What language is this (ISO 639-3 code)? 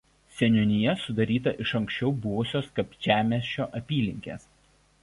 lit